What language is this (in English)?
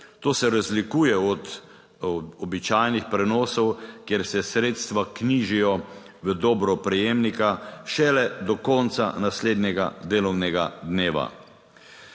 Slovenian